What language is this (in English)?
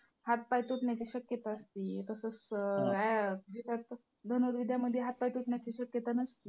Marathi